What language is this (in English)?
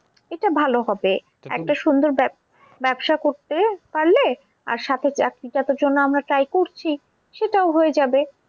Bangla